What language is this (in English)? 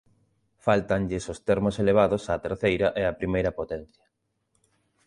Galician